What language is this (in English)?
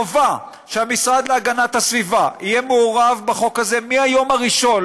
Hebrew